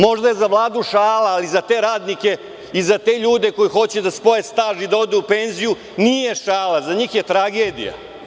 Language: Serbian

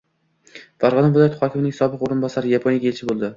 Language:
Uzbek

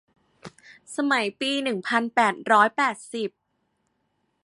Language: Thai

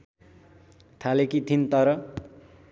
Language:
Nepali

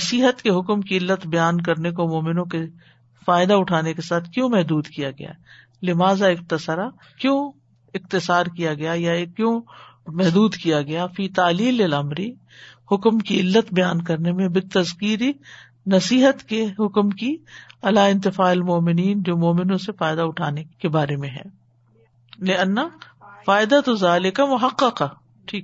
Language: Urdu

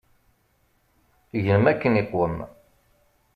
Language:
Kabyle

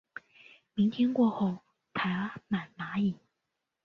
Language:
Chinese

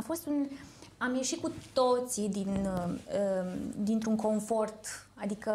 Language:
Romanian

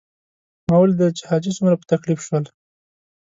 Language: Pashto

